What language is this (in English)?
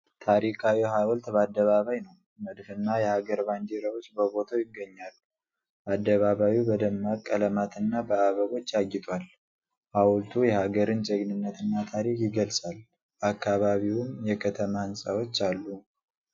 Amharic